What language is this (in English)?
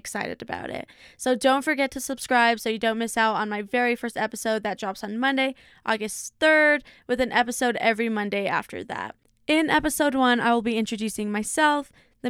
English